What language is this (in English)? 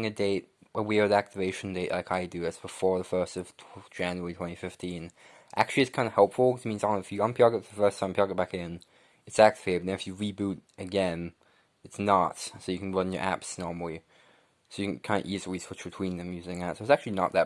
English